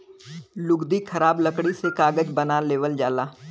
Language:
Bhojpuri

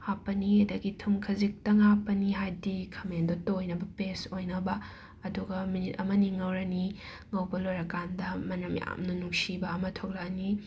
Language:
Manipuri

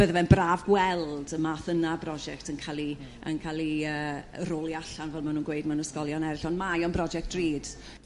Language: Welsh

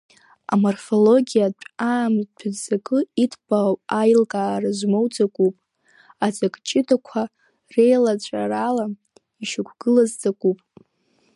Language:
Abkhazian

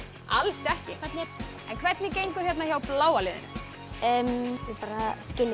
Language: Icelandic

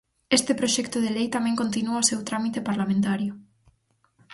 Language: Galician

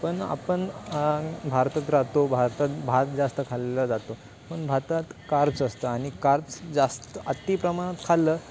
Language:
Marathi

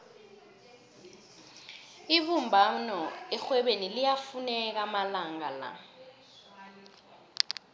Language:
South Ndebele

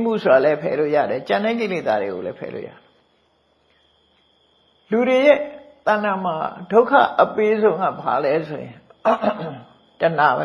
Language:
Burmese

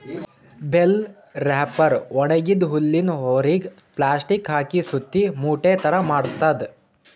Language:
Kannada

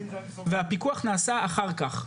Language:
Hebrew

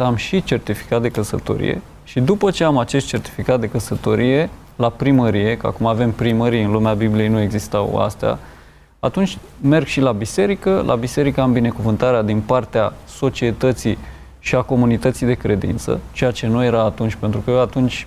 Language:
Romanian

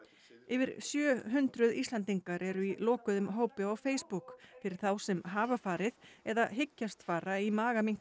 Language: Icelandic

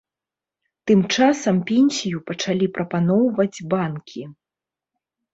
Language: Belarusian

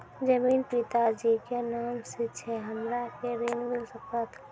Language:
Maithili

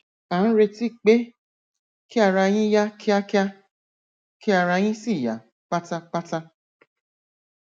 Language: Yoruba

